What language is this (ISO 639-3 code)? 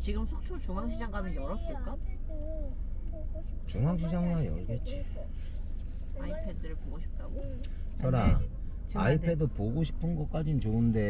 kor